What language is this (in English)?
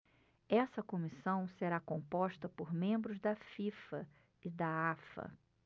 Portuguese